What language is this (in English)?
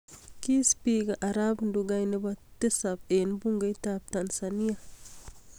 Kalenjin